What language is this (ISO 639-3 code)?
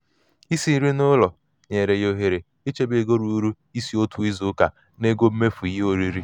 ibo